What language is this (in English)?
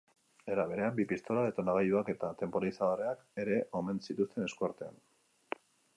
Basque